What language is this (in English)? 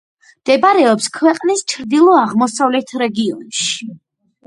Georgian